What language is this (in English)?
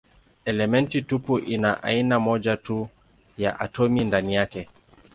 Swahili